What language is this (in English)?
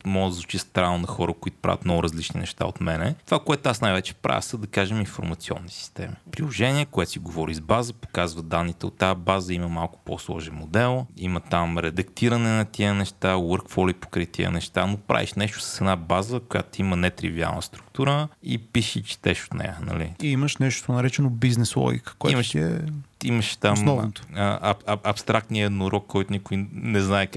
Bulgarian